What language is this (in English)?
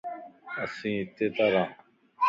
Lasi